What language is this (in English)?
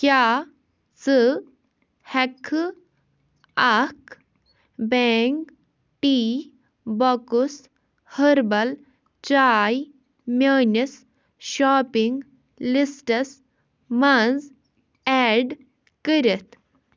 Kashmiri